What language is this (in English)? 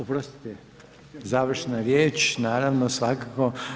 Croatian